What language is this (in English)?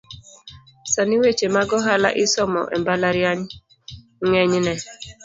Luo (Kenya and Tanzania)